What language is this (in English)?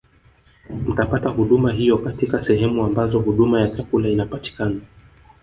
Swahili